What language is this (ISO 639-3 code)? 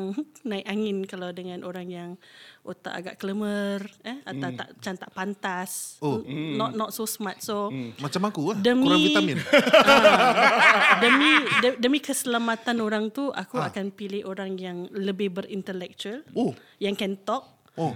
msa